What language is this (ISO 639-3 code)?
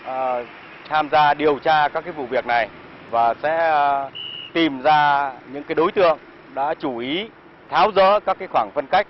vie